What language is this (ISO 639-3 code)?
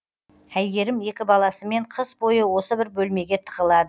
kaz